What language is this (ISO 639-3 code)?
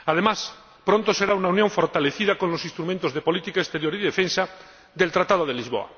spa